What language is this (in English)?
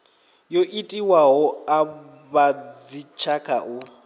Venda